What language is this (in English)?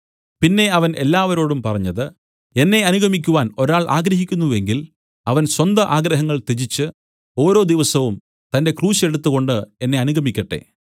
Malayalam